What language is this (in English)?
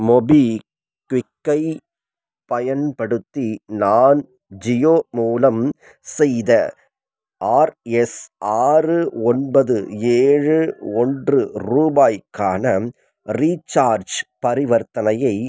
Tamil